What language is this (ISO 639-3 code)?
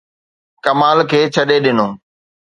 snd